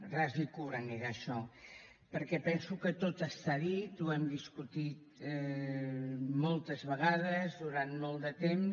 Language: Catalan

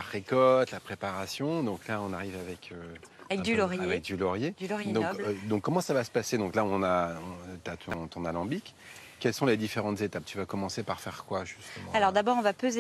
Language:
French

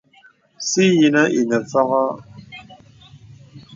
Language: Bebele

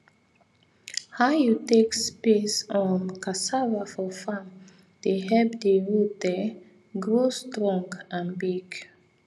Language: Nigerian Pidgin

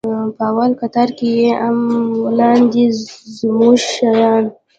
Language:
Pashto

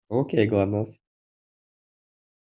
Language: Russian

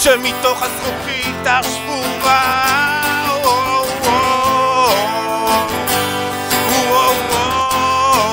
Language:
Hebrew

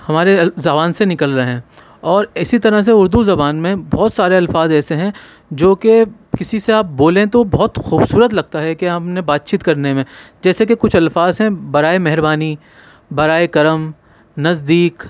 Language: Urdu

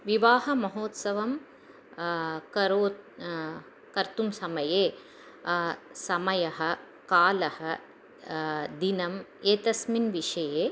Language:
Sanskrit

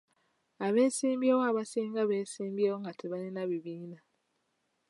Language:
Ganda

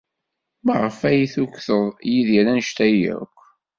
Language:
Kabyle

